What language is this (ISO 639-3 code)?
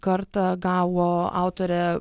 lit